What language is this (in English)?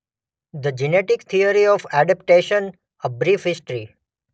Gujarati